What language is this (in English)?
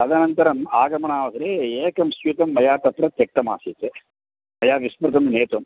Sanskrit